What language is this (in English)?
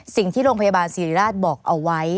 Thai